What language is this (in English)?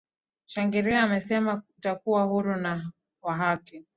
Swahili